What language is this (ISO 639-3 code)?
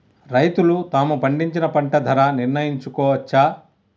tel